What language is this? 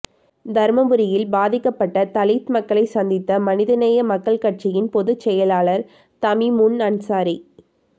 Tamil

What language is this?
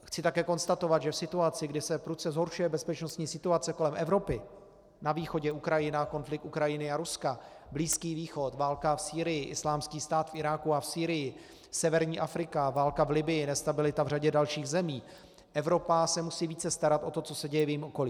Czech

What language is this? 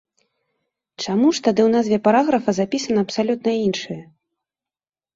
Belarusian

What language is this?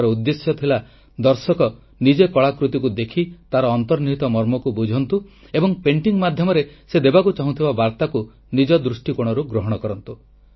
Odia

